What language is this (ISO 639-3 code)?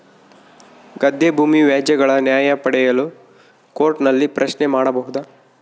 kan